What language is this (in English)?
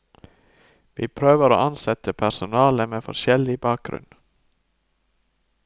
Norwegian